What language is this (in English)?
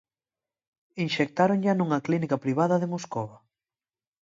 Galician